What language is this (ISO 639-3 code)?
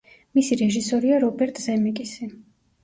kat